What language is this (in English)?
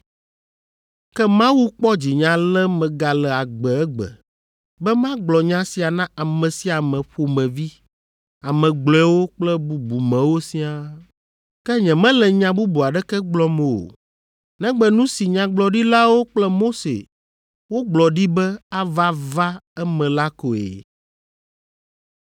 Ewe